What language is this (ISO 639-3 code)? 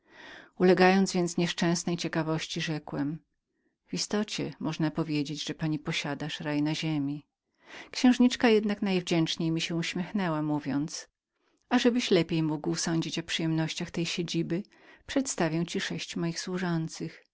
pol